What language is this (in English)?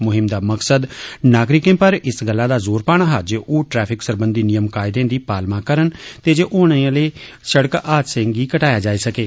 Dogri